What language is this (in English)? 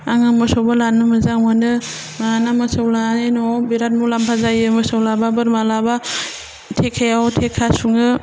Bodo